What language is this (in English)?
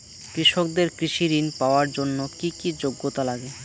Bangla